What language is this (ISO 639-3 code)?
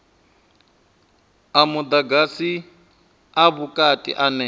ven